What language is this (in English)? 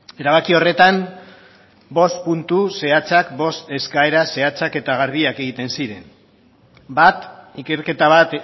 Basque